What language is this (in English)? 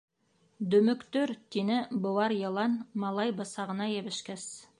Bashkir